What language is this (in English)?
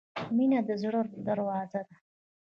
Pashto